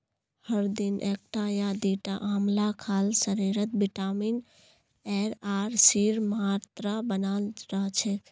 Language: Magahi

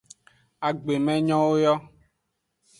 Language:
Aja (Benin)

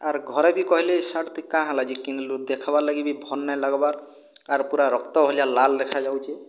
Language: Odia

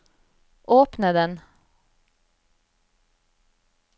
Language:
Norwegian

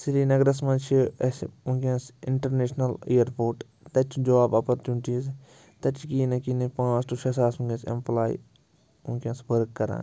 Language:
Kashmiri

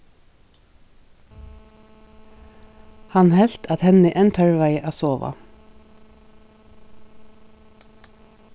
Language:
Faroese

